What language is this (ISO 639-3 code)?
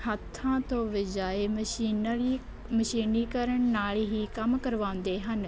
pan